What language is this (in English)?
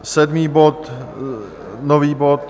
Czech